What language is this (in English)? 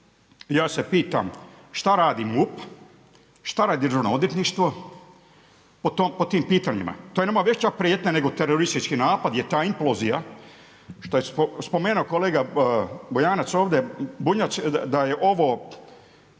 Croatian